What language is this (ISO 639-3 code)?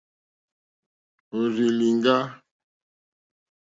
bri